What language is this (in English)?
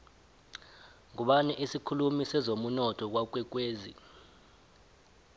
South Ndebele